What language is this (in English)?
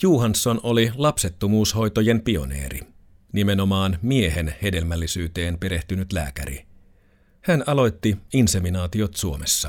Finnish